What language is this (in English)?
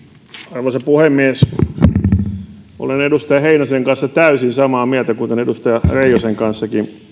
Finnish